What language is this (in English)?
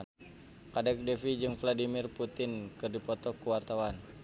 Sundanese